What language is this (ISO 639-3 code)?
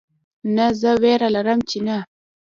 pus